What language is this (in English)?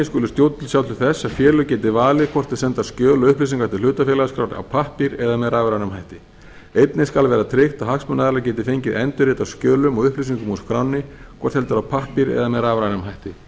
Icelandic